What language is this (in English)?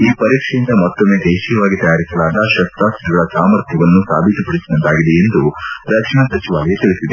Kannada